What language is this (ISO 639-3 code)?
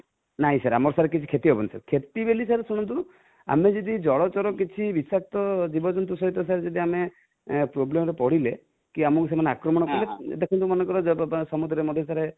ori